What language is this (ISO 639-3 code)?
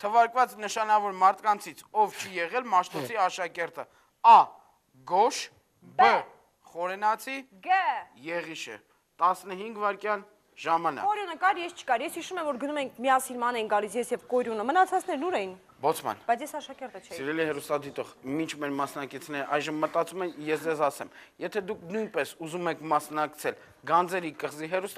ron